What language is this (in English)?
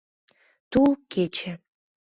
Mari